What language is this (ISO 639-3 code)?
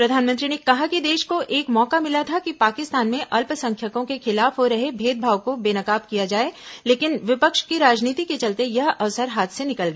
hin